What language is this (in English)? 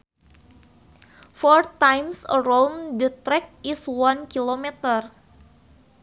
Sundanese